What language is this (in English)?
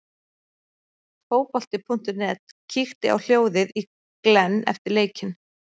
Icelandic